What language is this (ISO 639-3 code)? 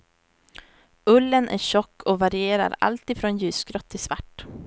swe